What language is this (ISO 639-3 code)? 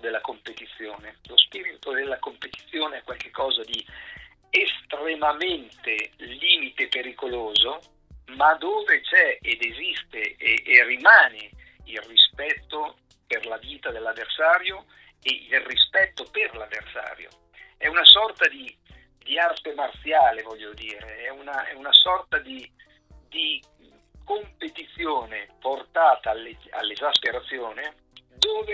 ita